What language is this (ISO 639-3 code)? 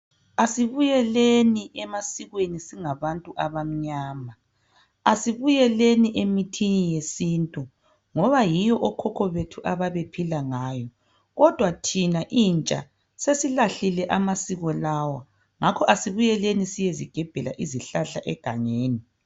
nde